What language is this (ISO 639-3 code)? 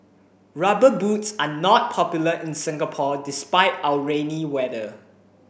eng